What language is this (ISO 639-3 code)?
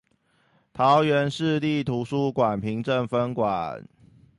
zho